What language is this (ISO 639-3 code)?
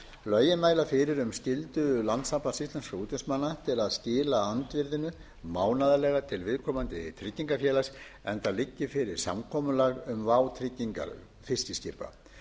isl